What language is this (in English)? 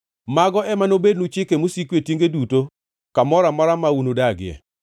Luo (Kenya and Tanzania)